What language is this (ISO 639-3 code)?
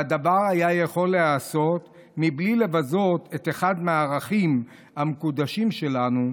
heb